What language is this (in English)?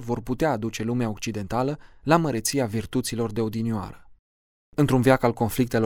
Romanian